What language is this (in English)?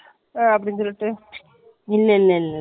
Tamil